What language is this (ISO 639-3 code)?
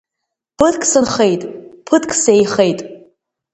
abk